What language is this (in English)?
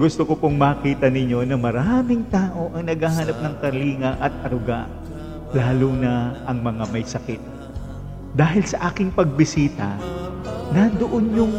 Filipino